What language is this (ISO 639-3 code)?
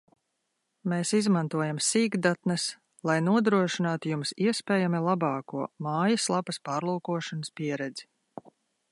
lav